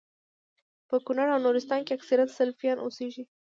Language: Pashto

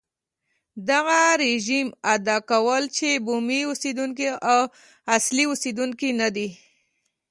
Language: Pashto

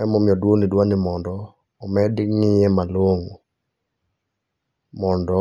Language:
Luo (Kenya and Tanzania)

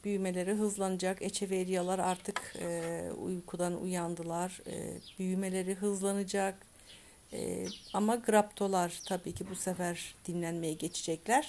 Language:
Turkish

